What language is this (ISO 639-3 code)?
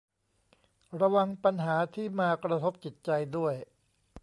tha